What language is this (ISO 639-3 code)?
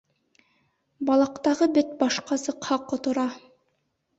bak